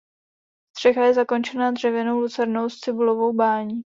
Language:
Czech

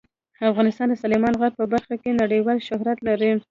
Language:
Pashto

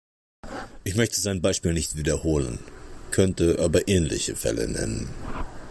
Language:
German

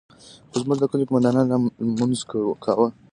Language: Pashto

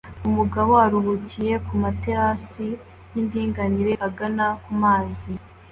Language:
Kinyarwanda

